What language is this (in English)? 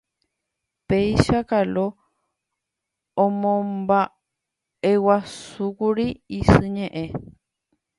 Guarani